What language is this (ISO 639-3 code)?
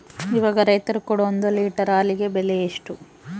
kan